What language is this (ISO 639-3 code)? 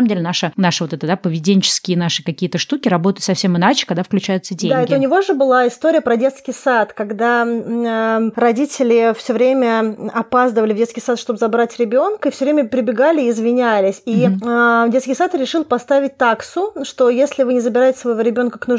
rus